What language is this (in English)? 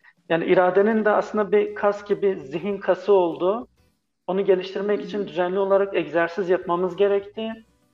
Turkish